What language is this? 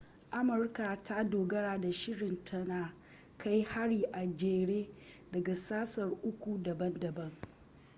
Hausa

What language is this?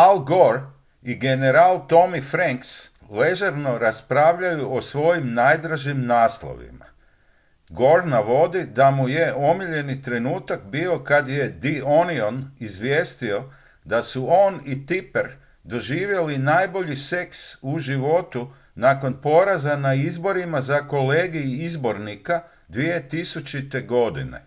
Croatian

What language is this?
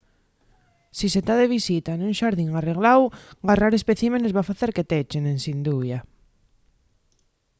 Asturian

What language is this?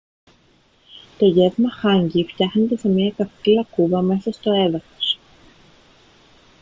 Greek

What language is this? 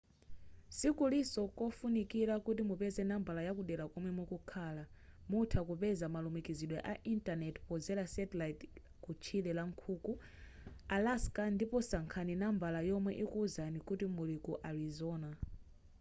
Nyanja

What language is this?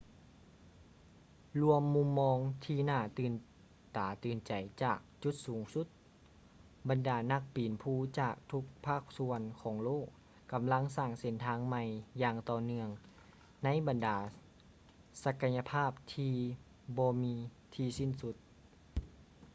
Lao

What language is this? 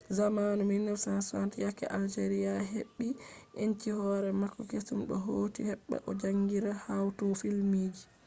Fula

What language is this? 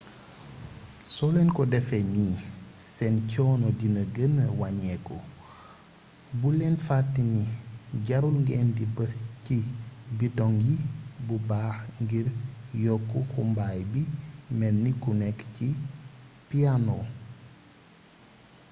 Wolof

